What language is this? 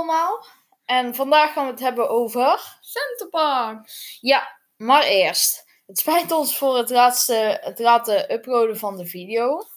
Dutch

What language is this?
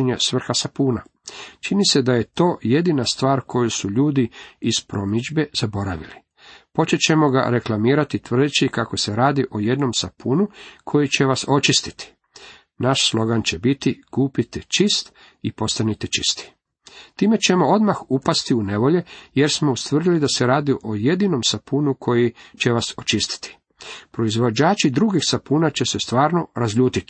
Croatian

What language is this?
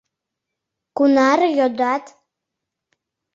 Mari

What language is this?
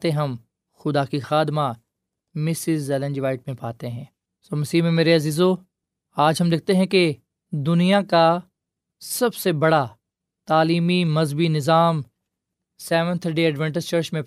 Urdu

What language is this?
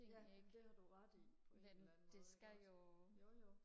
Danish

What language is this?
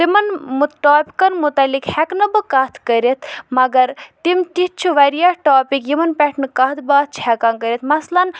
Kashmiri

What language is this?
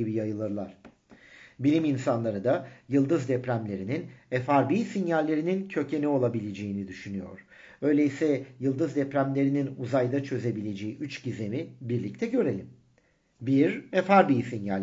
Turkish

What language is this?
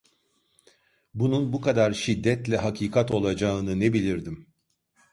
Turkish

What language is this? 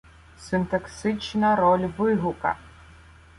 Ukrainian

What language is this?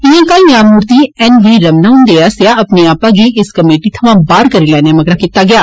Dogri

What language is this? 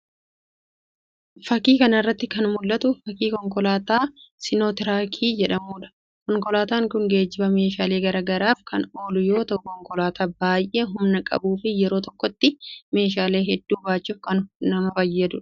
Oromo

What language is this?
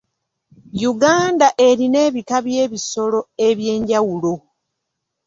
Ganda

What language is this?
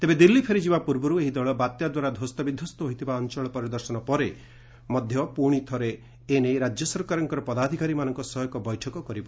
Odia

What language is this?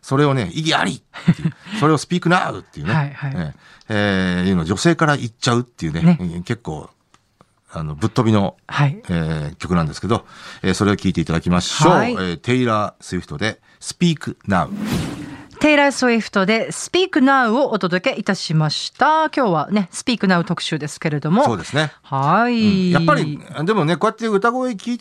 Japanese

